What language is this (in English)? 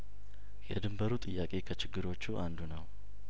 Amharic